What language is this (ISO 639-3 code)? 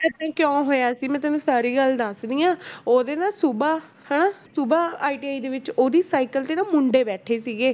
pan